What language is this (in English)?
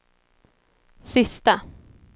Swedish